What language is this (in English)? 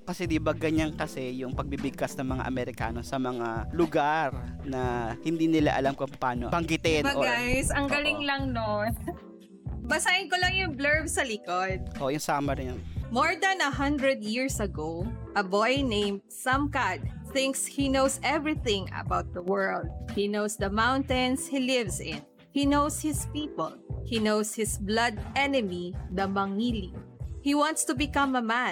Filipino